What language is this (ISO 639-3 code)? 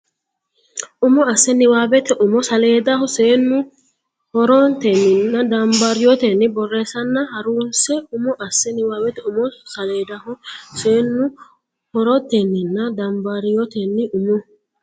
sid